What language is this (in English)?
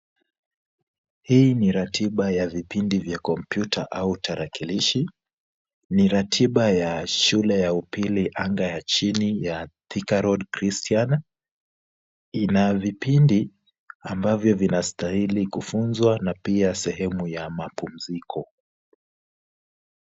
Swahili